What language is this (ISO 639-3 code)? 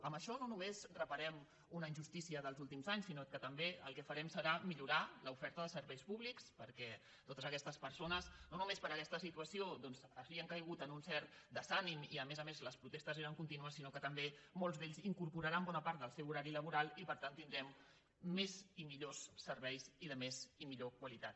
cat